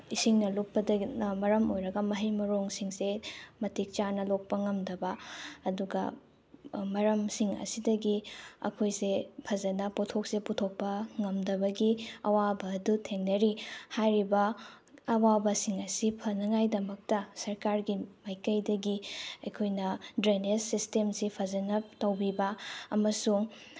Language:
Manipuri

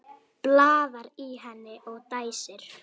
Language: Icelandic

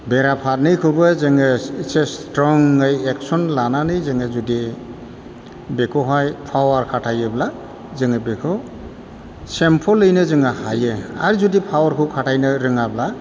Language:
Bodo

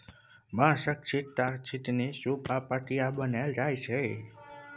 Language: Maithili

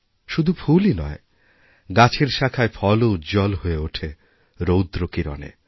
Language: Bangla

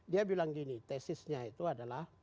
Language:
Indonesian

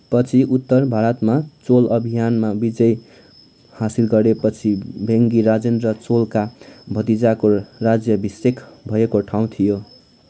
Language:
Nepali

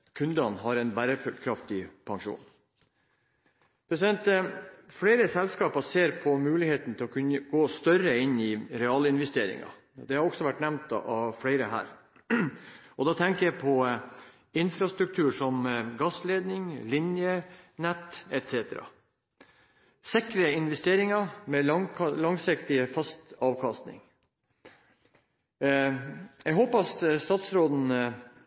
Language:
Norwegian Bokmål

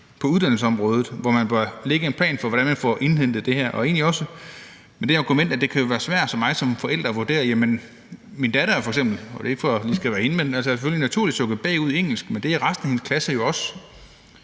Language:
Danish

